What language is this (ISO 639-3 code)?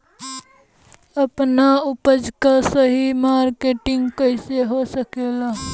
bho